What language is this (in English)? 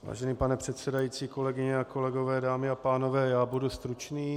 Czech